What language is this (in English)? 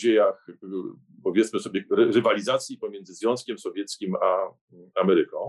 Polish